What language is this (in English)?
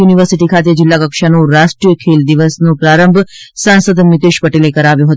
Gujarati